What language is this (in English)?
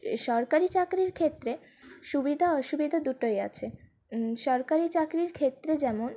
Bangla